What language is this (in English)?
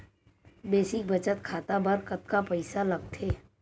Chhattisgarhi